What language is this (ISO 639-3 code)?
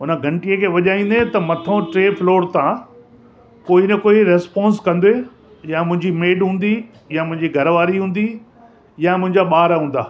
snd